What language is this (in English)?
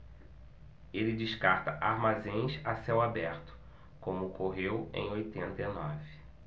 Portuguese